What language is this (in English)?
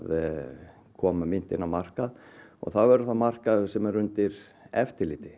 Icelandic